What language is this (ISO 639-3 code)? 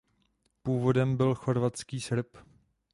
ces